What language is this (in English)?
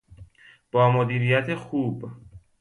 Persian